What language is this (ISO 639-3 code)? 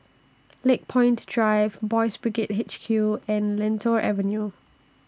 eng